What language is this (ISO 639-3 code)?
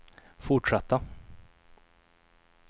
swe